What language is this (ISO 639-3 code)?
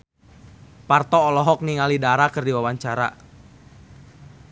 sun